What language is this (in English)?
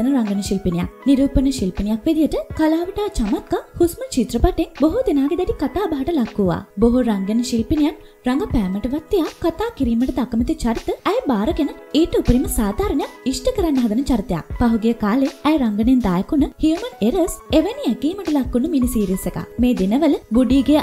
Hindi